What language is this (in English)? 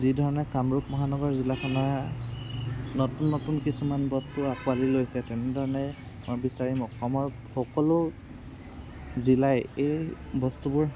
Assamese